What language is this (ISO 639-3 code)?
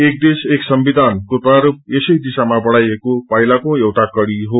nep